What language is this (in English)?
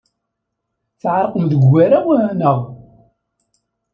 Kabyle